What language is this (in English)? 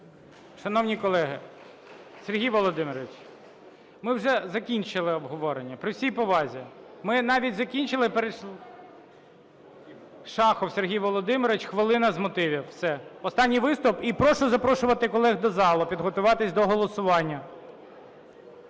Ukrainian